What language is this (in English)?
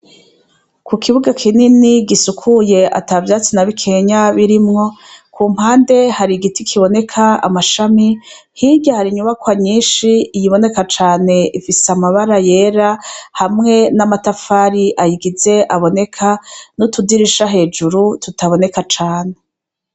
Rundi